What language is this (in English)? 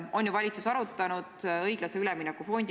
Estonian